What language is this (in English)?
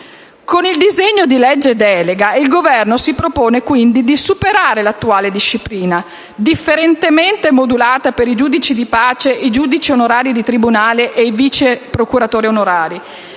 Italian